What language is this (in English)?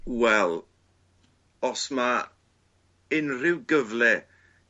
Welsh